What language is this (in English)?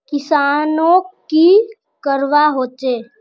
Magahi